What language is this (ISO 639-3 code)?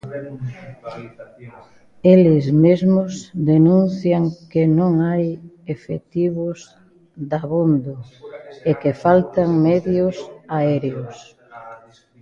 glg